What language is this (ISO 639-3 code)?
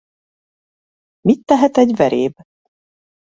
hun